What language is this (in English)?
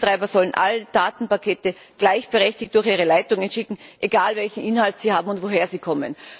German